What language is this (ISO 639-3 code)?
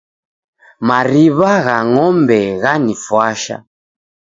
dav